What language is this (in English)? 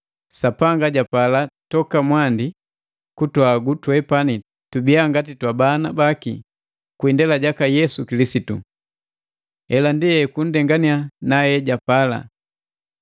Matengo